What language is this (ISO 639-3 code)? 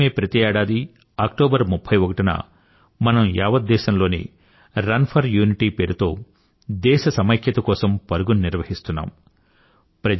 tel